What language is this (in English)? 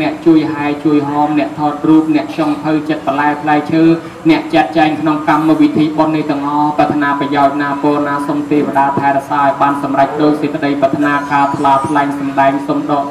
Thai